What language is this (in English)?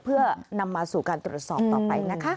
Thai